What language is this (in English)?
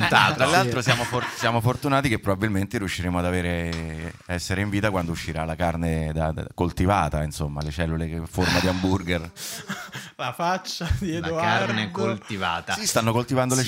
Italian